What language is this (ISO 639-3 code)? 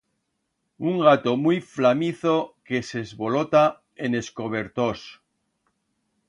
arg